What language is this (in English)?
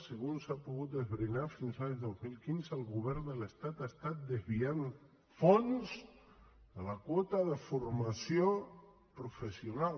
Catalan